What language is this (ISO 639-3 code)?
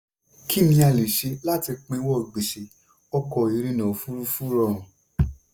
yor